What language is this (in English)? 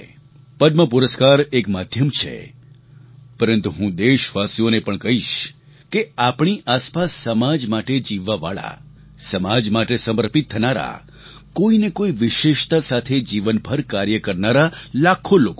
Gujarati